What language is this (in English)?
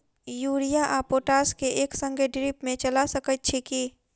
Maithili